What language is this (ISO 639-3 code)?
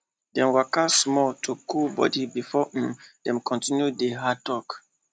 pcm